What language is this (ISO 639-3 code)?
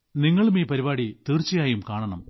mal